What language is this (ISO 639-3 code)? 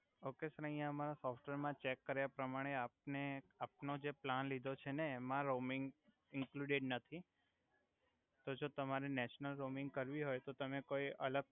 guj